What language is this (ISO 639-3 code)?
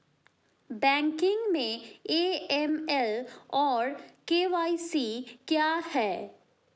hin